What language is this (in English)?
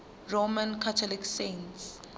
Zulu